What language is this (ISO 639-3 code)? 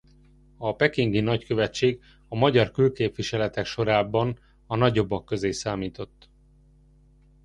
hun